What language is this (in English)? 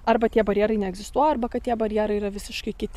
Lithuanian